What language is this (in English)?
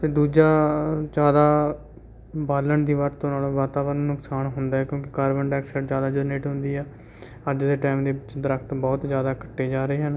Punjabi